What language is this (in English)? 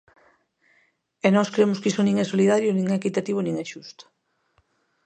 Galician